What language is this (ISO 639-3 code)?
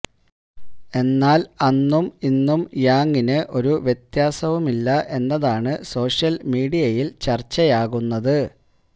mal